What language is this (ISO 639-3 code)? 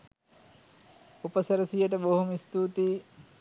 sin